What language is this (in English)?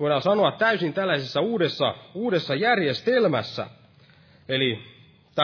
Finnish